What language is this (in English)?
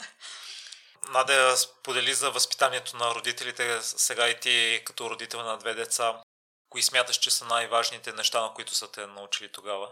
Bulgarian